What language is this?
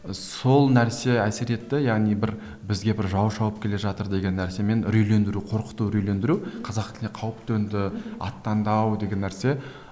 Kazakh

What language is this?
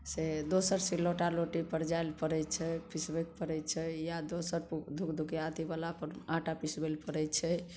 Maithili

